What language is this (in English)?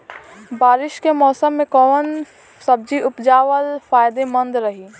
Bhojpuri